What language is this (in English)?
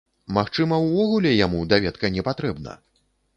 Belarusian